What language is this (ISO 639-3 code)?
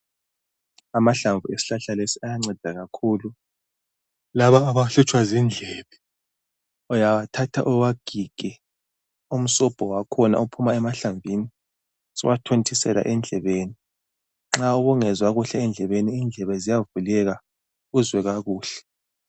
nde